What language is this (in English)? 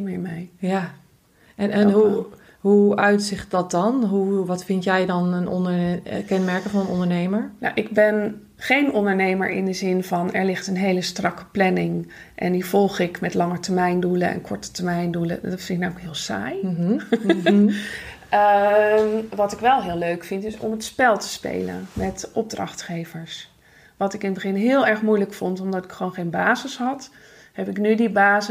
Dutch